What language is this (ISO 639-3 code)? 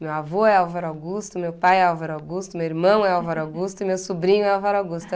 por